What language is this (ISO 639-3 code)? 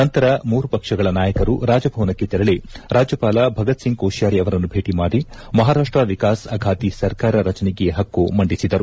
kan